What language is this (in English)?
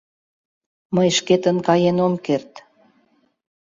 Mari